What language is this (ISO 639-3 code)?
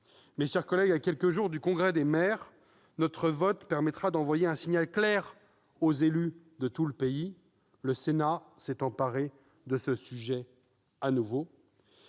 fra